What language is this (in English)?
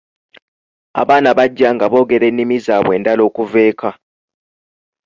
Ganda